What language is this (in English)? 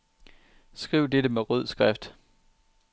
Danish